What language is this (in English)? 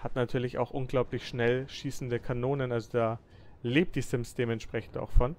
German